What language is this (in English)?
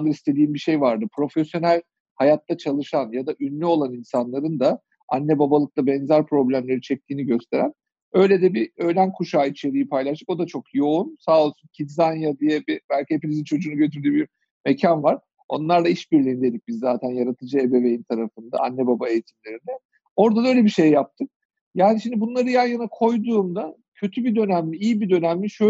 Turkish